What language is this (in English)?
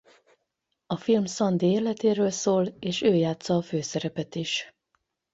Hungarian